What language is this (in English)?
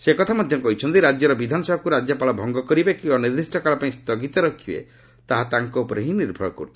Odia